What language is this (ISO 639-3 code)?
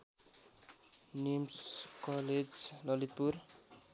nep